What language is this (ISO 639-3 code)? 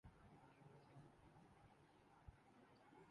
urd